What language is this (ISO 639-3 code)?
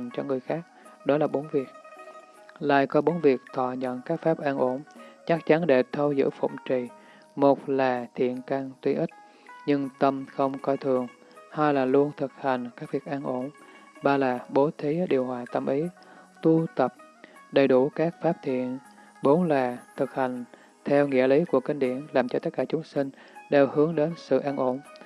vie